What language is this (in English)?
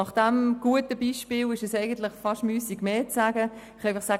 Swiss German